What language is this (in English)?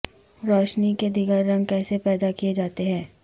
Urdu